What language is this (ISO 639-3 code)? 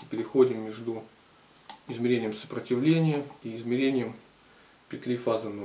rus